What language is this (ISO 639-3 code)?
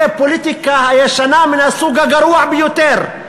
heb